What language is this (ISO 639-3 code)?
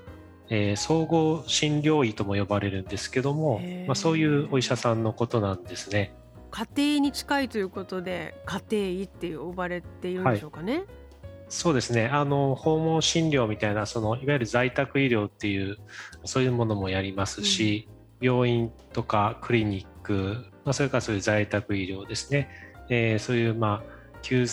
jpn